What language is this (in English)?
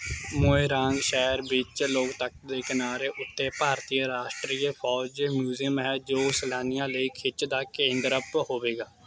Punjabi